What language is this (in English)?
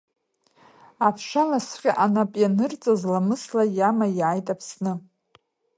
Abkhazian